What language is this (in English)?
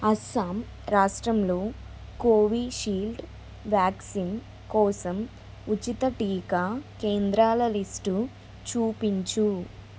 Telugu